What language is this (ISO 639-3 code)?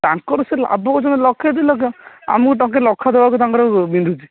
ori